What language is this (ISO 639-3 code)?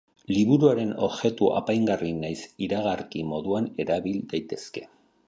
eus